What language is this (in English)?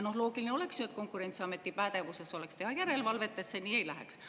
Estonian